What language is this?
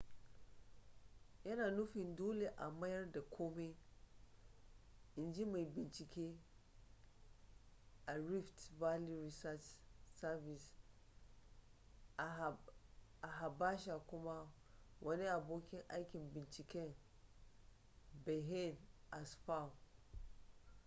Hausa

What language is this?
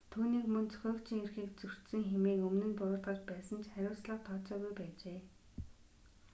Mongolian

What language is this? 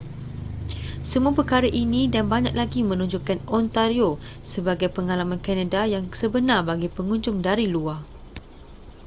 Malay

